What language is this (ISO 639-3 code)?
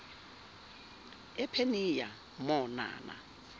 zul